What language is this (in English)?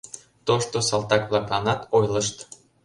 Mari